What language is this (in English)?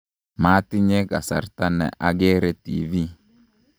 Kalenjin